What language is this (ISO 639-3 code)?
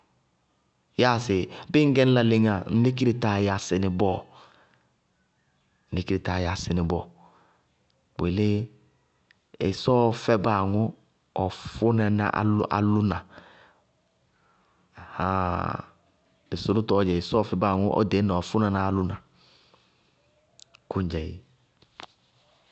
bqg